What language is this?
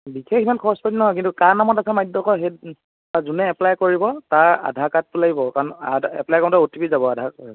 Assamese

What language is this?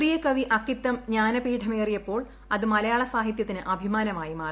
Malayalam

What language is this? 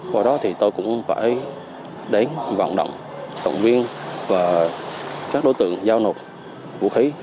Vietnamese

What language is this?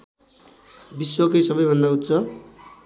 Nepali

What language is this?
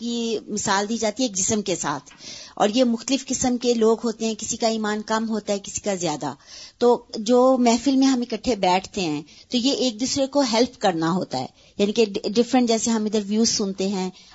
Urdu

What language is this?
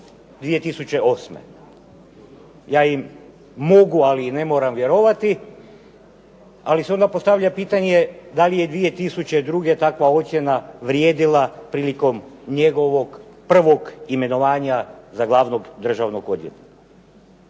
Croatian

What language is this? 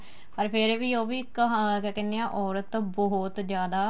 Punjabi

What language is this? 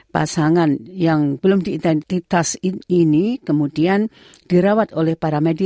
Indonesian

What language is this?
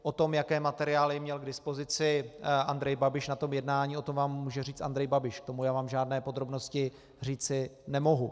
Czech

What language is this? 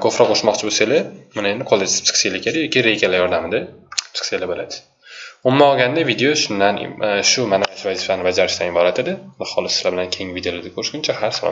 Turkish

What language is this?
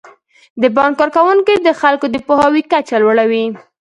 Pashto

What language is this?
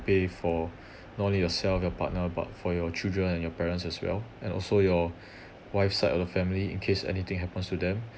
English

